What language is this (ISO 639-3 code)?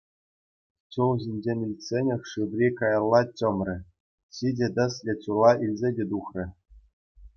chv